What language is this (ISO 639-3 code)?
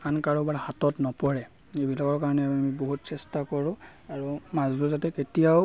asm